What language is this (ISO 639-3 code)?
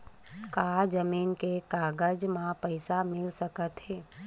hne